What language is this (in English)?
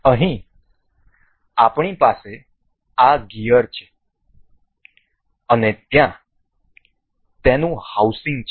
Gujarati